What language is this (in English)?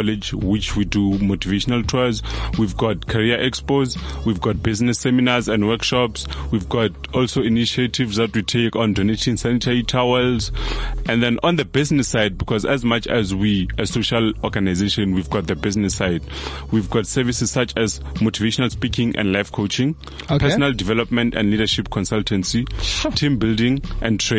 English